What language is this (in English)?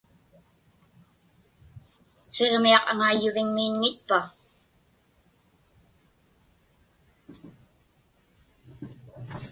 Inupiaq